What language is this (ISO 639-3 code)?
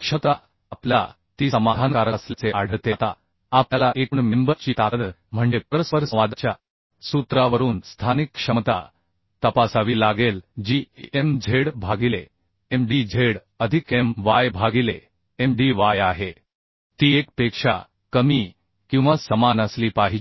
mar